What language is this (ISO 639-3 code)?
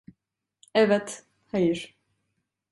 tur